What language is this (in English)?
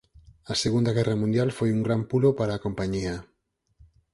Galician